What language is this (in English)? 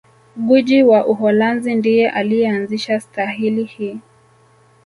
Swahili